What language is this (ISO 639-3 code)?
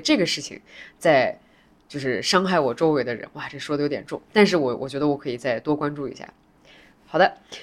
zho